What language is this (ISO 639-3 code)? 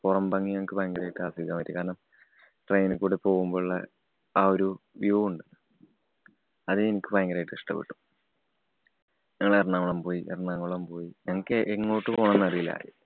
mal